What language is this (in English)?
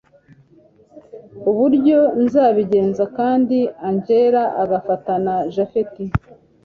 Kinyarwanda